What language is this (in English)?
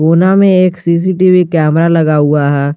Hindi